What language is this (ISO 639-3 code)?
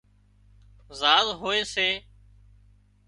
kxp